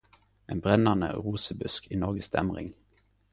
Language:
Norwegian Nynorsk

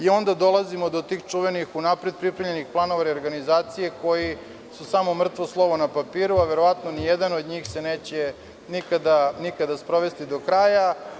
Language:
Serbian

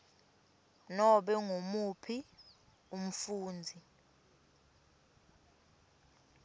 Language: Swati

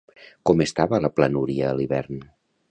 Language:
Catalan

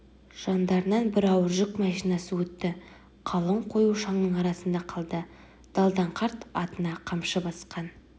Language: Kazakh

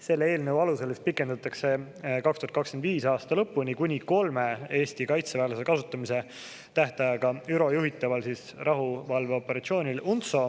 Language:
Estonian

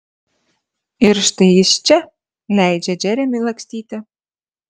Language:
Lithuanian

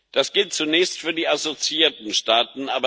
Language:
German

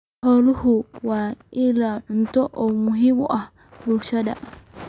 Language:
Somali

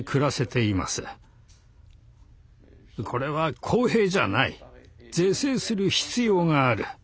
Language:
Japanese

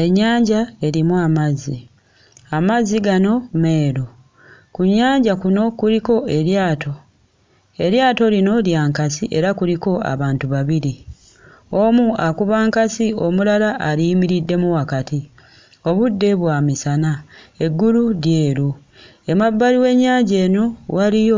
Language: Ganda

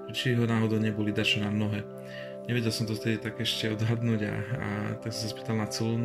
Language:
Slovak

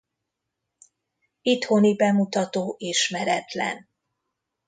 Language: Hungarian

